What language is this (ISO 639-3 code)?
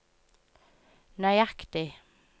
nor